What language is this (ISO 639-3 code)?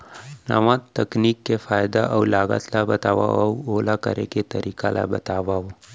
hne